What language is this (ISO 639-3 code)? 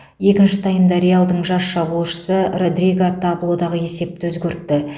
kaz